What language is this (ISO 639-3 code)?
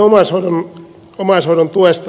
fin